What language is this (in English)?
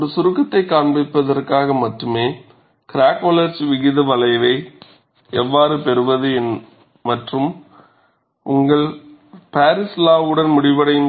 Tamil